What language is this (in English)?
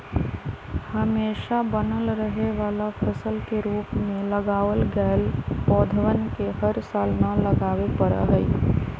Magahi